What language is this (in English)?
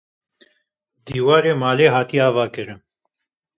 Kurdish